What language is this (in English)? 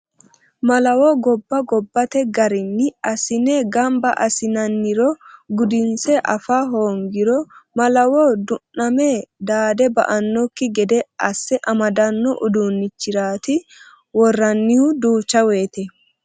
Sidamo